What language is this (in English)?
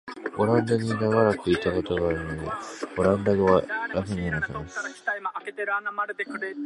Japanese